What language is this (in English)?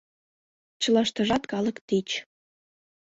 Mari